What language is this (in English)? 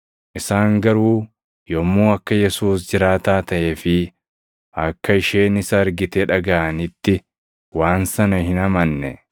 Oromo